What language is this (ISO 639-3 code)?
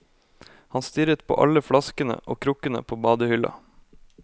nor